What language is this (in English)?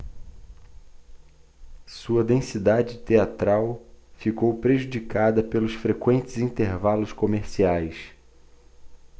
Portuguese